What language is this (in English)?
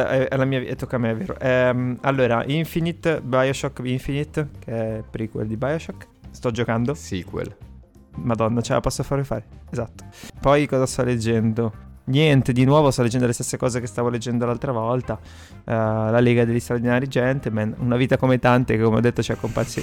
Italian